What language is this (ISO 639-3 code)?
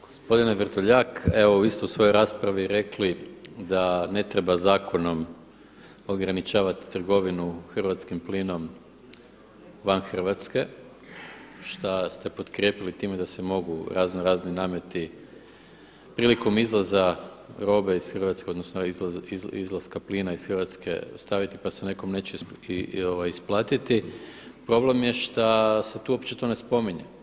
hrv